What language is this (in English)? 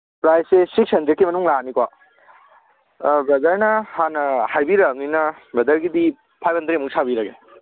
Manipuri